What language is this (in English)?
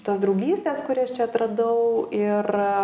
Lithuanian